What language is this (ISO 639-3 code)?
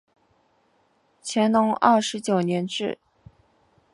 zho